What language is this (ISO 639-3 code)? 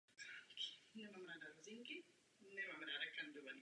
ces